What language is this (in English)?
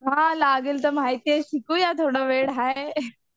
Marathi